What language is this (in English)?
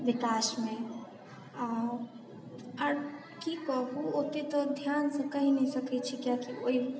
Maithili